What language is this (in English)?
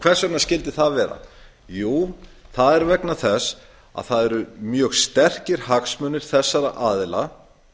Icelandic